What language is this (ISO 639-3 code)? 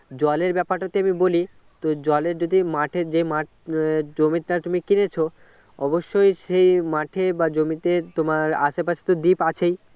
ben